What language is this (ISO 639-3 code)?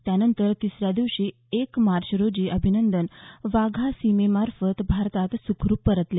mar